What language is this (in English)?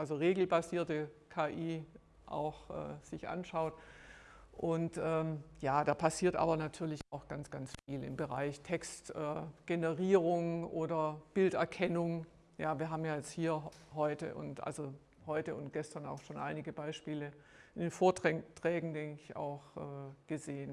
German